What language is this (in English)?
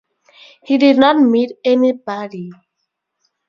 English